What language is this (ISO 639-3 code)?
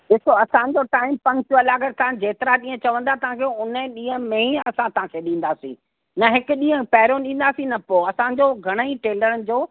snd